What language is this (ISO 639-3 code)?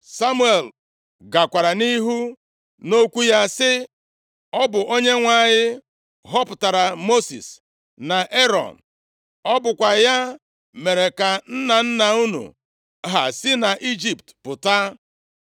ibo